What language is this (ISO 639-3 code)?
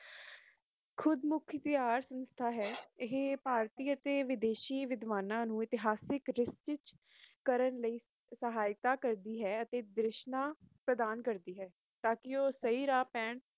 pan